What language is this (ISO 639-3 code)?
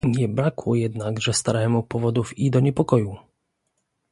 pol